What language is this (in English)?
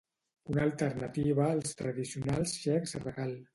Catalan